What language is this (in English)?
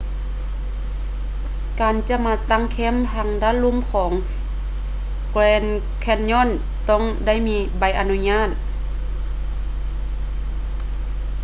Lao